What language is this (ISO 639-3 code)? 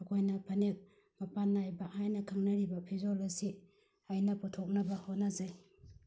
mni